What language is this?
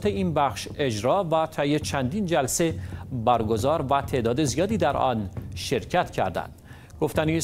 Persian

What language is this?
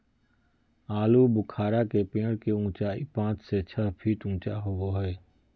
Magahi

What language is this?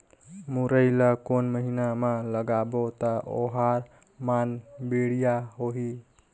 Chhattisgarhi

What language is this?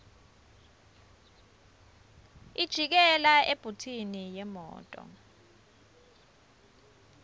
Swati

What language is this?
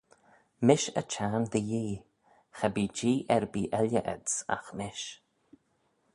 Manx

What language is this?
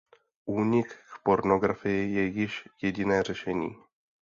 Czech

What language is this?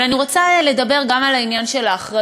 Hebrew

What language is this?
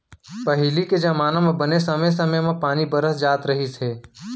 Chhattisgarhi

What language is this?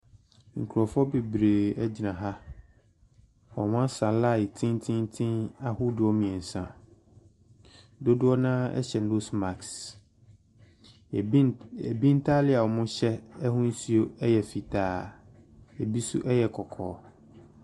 Akan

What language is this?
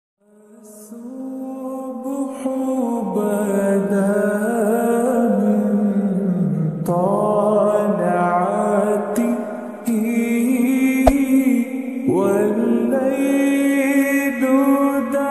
Arabic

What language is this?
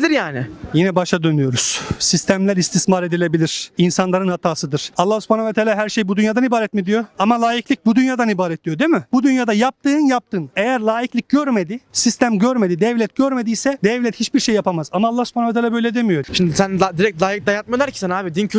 Turkish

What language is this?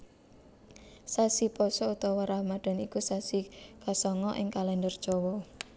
Javanese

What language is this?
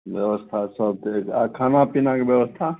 Maithili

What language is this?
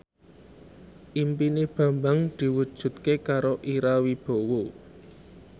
Javanese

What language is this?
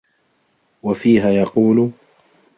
Arabic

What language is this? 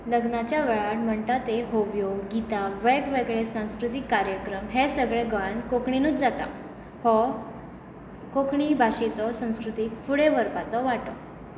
Konkani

